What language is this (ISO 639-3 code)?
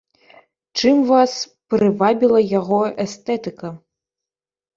bel